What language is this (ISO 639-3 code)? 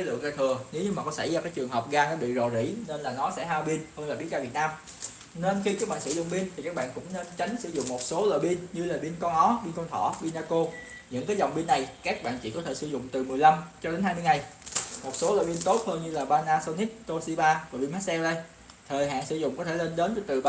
vie